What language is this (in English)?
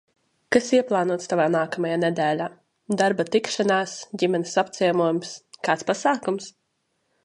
Latvian